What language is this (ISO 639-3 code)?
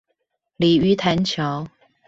zho